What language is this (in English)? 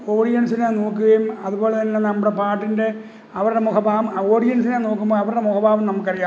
Malayalam